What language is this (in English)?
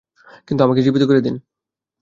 Bangla